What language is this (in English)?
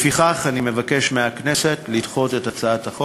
Hebrew